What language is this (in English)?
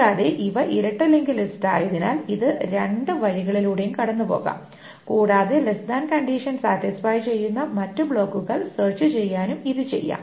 Malayalam